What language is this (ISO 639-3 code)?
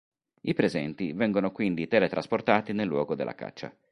ita